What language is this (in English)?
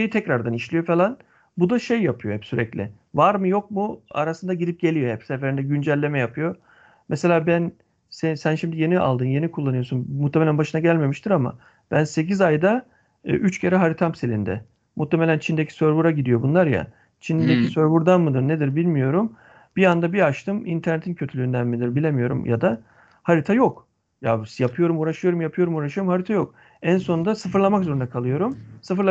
Turkish